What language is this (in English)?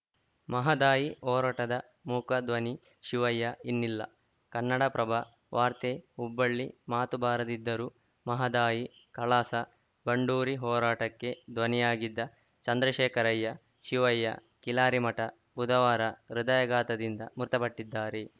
Kannada